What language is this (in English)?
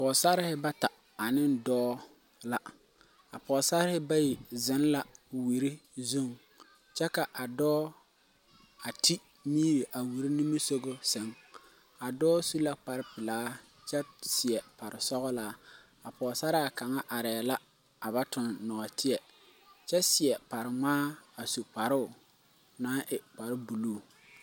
Southern Dagaare